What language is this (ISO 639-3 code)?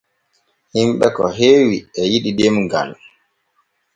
fue